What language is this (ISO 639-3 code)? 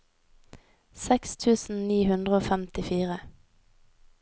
nor